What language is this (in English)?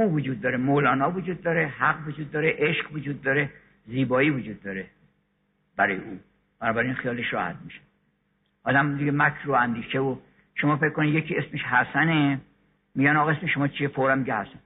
Persian